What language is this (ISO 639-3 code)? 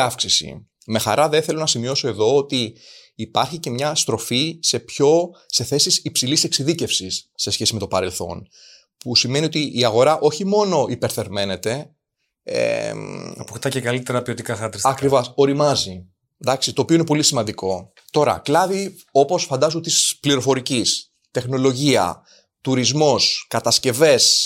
ell